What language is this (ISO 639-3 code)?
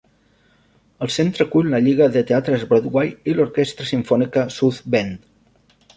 cat